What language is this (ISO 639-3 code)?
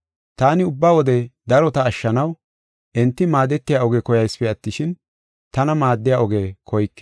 gof